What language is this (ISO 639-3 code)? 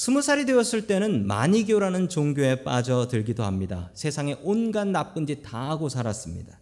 kor